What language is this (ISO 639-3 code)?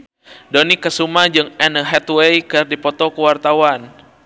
sun